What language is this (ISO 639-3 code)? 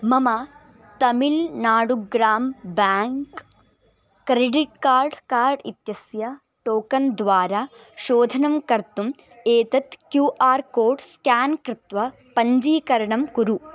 san